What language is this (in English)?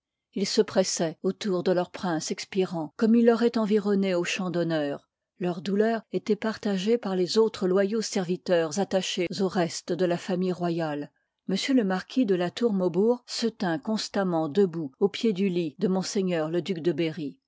French